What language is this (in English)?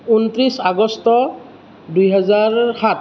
Assamese